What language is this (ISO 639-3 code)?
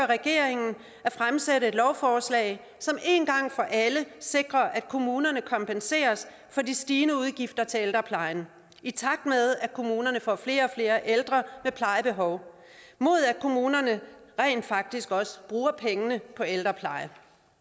dan